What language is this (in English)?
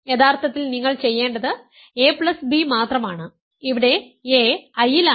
Malayalam